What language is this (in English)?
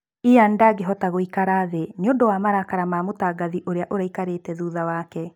Kikuyu